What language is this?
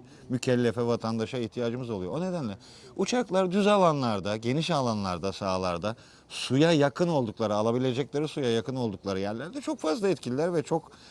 Turkish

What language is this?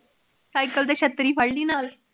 Punjabi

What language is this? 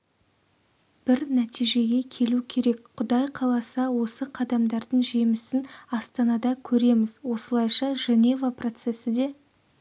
Kazakh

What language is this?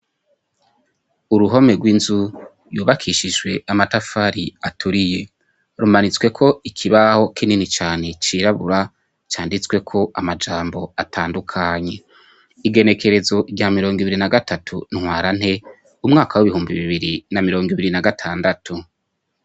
Rundi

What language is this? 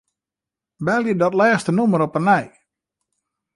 Western Frisian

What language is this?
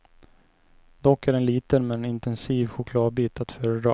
Swedish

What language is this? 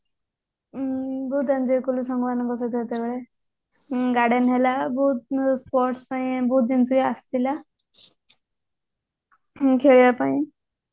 Odia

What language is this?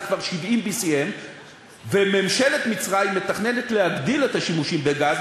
Hebrew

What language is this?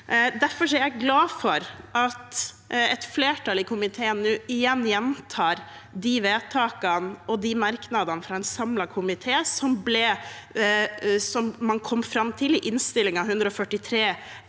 Norwegian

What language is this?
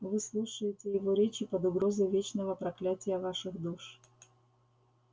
Russian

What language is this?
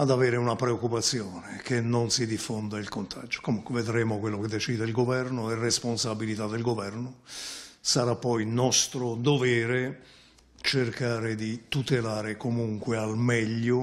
Italian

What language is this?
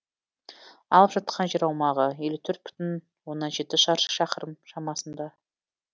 Kazakh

